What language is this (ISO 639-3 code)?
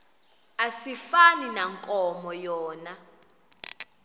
xho